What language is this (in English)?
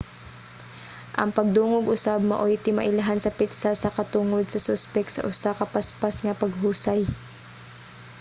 Cebuano